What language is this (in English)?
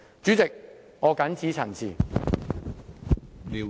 Cantonese